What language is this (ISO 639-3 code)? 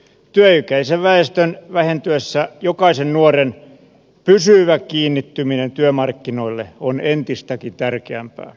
fin